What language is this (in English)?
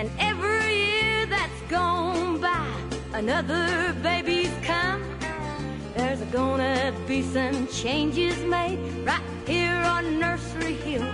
Persian